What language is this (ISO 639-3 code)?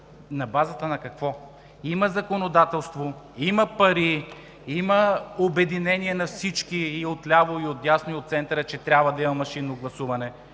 bul